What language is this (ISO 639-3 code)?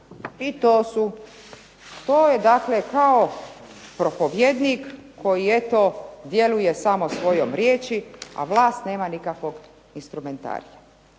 hrv